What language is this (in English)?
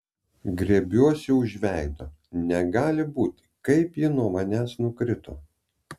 Lithuanian